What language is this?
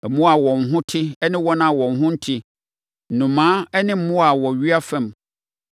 Akan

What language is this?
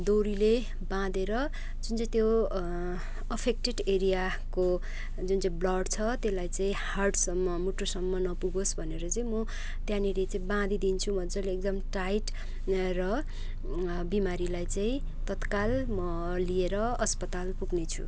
Nepali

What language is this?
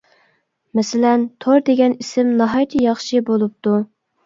Uyghur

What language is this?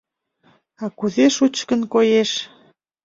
Mari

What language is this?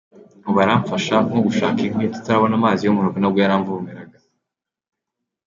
Kinyarwanda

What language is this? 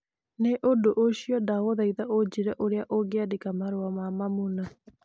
Kikuyu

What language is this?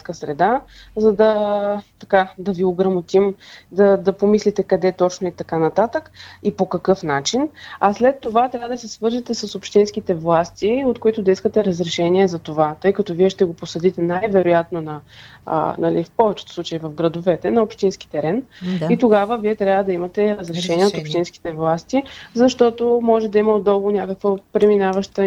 Bulgarian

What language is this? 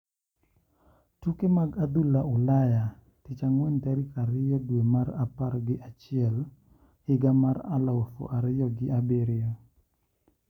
Luo (Kenya and Tanzania)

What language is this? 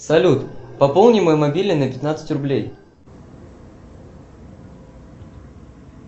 Russian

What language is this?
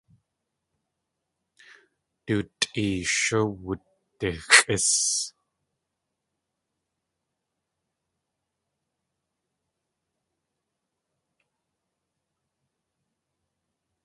Tlingit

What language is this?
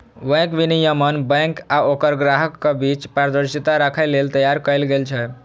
Maithili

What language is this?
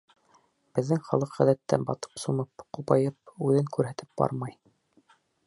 Bashkir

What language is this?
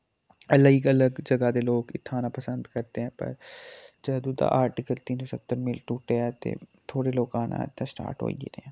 Dogri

